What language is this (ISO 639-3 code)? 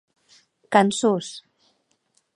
oci